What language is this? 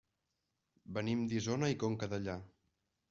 Catalan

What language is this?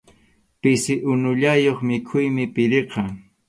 Arequipa-La Unión Quechua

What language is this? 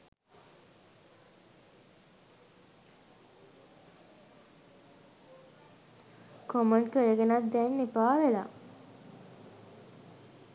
Sinhala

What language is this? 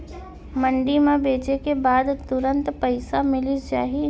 Chhattisgarhi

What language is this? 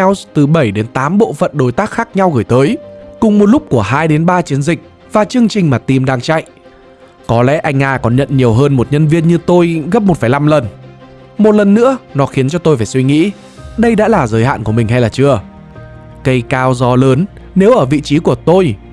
Vietnamese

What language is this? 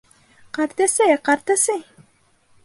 Bashkir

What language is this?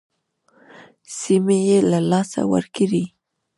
Pashto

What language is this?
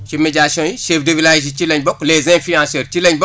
Wolof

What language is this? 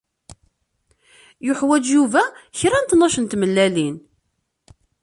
Kabyle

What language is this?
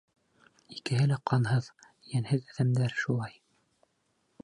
Bashkir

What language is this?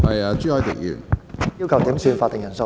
Cantonese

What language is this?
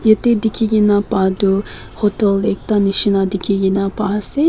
Naga Pidgin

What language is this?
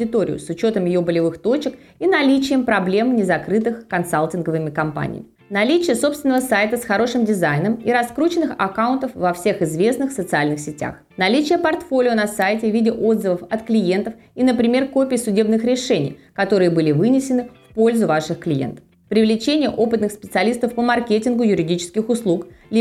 Russian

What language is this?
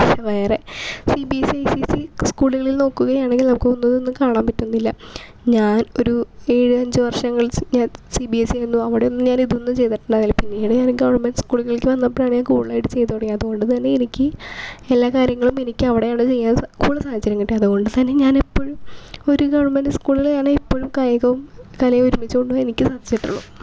Malayalam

